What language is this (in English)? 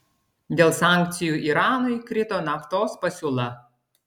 Lithuanian